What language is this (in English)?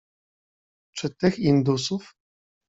Polish